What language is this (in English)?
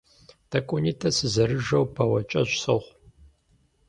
Kabardian